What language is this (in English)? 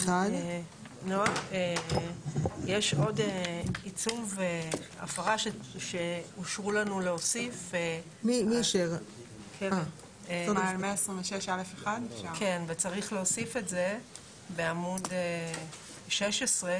Hebrew